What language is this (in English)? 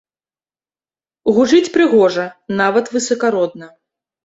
Belarusian